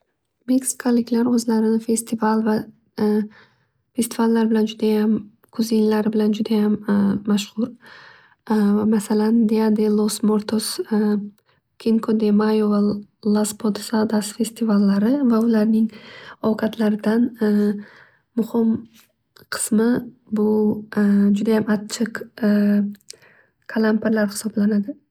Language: Uzbek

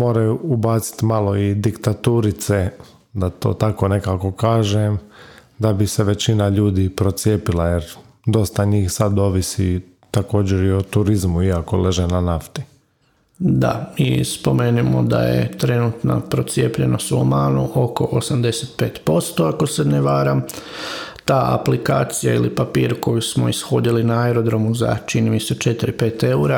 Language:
Croatian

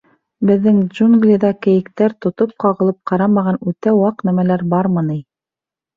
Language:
Bashkir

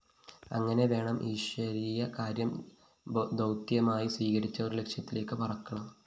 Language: Malayalam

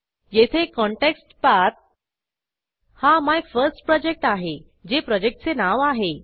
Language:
Marathi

